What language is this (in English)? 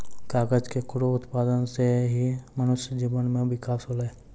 Maithili